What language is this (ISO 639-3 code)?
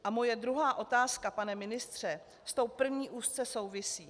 ces